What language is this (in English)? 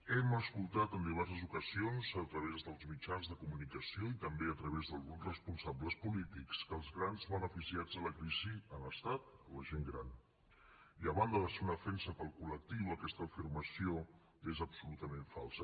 Catalan